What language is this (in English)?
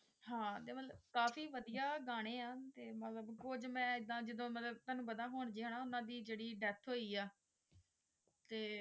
Punjabi